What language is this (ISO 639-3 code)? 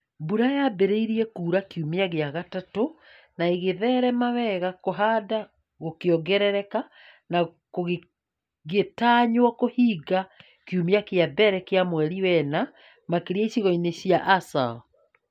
kik